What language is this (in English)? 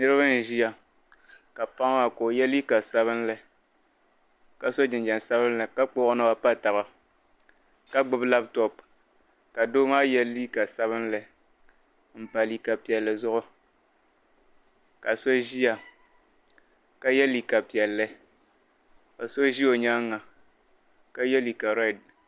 Dagbani